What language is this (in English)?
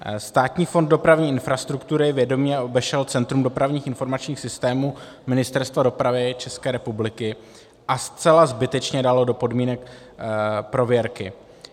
Czech